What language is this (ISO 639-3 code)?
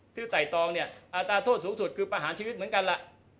tha